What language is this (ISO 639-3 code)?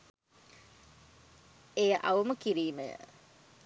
sin